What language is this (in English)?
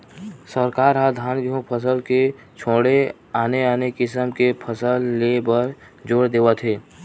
Chhattisgarhi